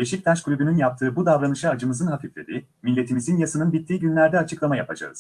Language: Turkish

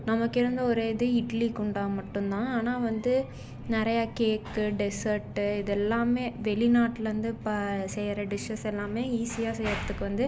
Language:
Tamil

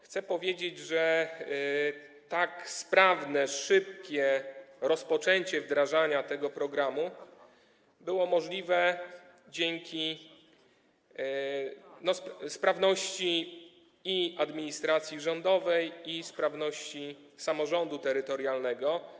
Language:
Polish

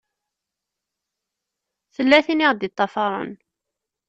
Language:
Kabyle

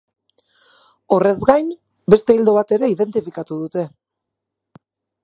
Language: Basque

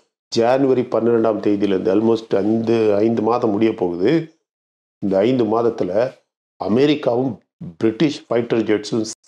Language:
Tamil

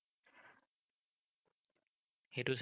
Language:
Assamese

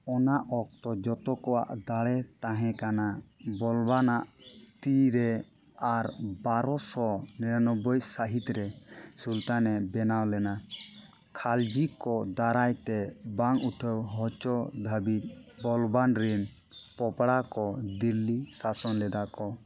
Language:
Santali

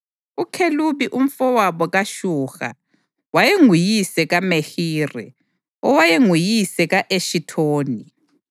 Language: North Ndebele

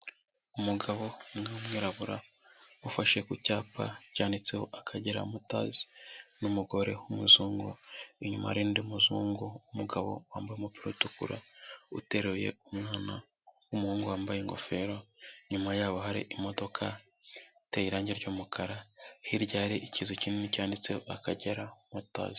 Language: Kinyarwanda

